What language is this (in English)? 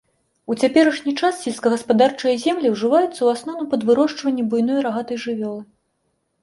Belarusian